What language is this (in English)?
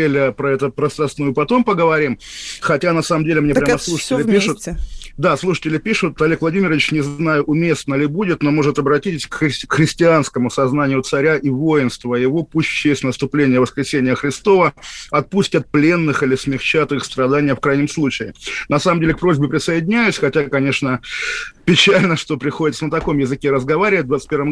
Russian